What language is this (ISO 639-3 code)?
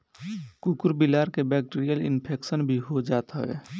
bho